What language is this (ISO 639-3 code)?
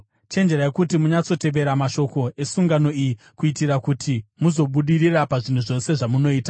sna